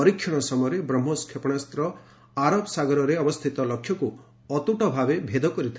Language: Odia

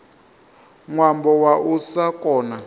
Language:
Venda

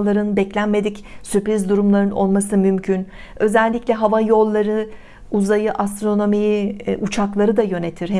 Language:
Turkish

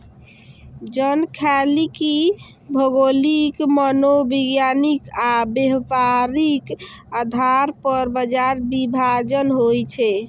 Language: Maithili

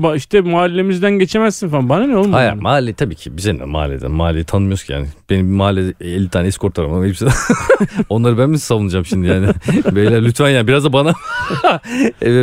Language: Turkish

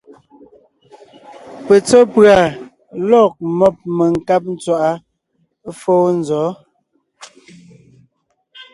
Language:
Ngiemboon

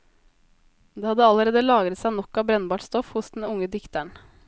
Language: Norwegian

